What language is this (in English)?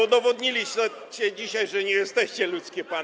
Polish